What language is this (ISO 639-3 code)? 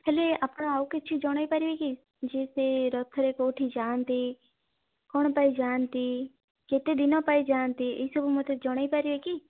ori